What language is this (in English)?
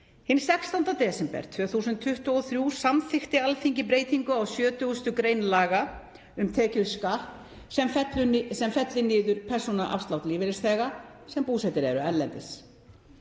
Icelandic